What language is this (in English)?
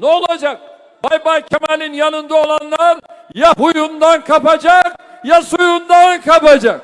Turkish